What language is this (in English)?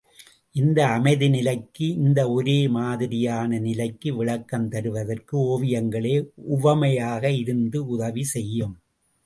Tamil